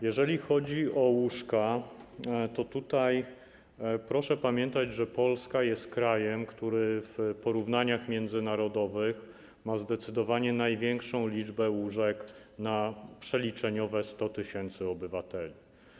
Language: Polish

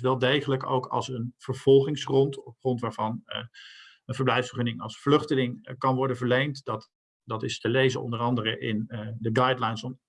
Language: Dutch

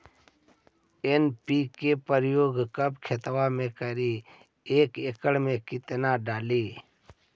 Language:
Magahi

